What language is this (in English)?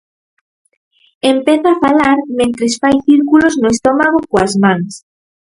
Galician